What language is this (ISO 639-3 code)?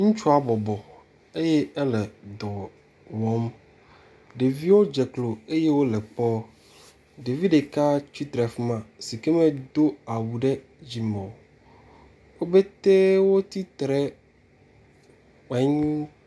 ewe